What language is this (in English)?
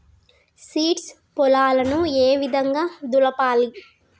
Telugu